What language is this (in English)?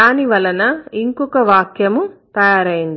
Telugu